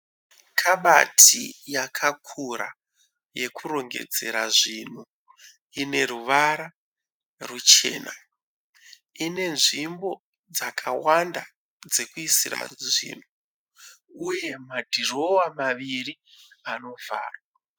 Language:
Shona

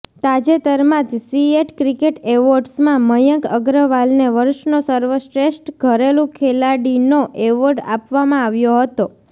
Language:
Gujarati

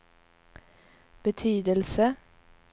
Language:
Swedish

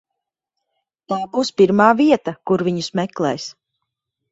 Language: Latvian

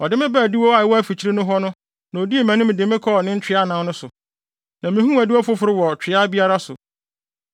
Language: Akan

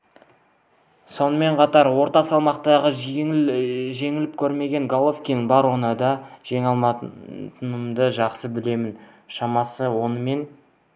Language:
Kazakh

